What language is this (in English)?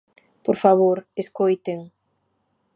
Galician